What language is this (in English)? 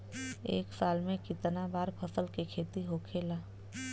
Bhojpuri